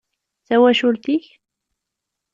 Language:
Kabyle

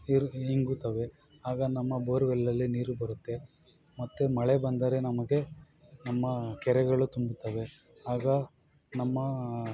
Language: Kannada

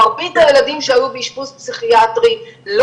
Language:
Hebrew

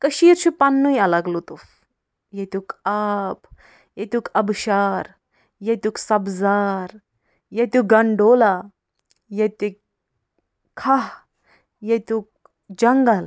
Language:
Kashmiri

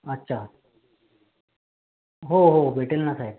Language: Marathi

